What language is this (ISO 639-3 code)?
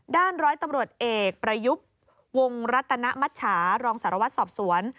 tha